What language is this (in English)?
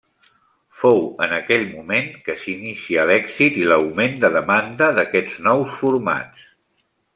Catalan